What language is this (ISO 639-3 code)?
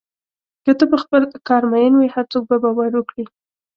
pus